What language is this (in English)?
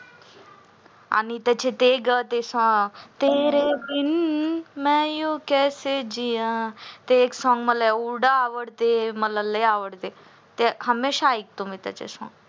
Marathi